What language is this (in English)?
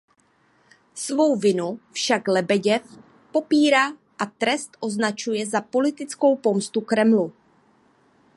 Czech